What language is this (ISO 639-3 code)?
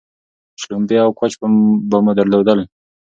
pus